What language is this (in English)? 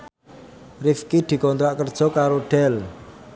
Javanese